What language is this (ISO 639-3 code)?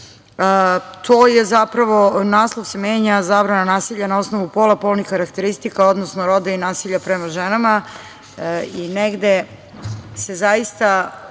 srp